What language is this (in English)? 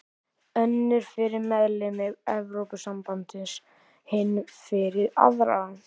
Icelandic